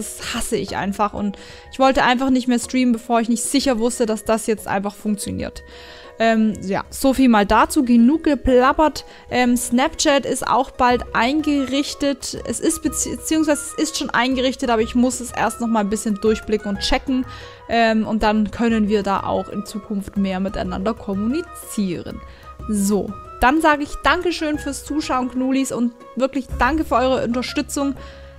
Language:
German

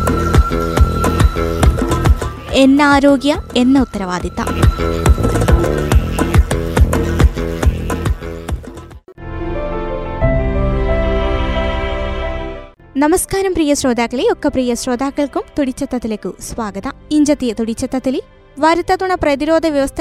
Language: Malayalam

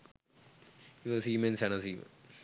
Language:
Sinhala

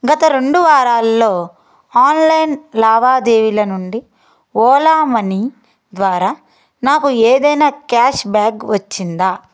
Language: Telugu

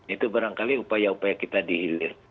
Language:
Indonesian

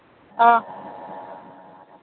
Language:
Manipuri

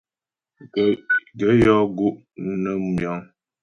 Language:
Ghomala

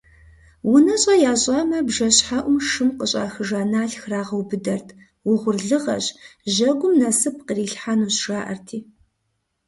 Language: Kabardian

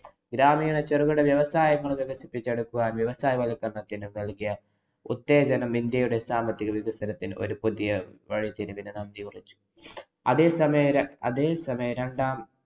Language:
Malayalam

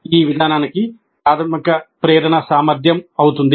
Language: Telugu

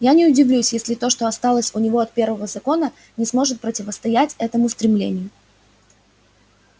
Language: Russian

